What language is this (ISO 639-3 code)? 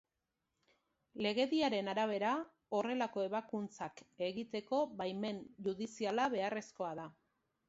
eus